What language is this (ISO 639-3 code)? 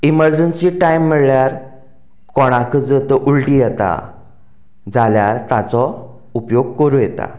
kok